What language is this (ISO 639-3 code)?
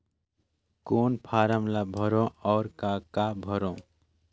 hne